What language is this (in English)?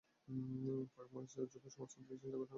Bangla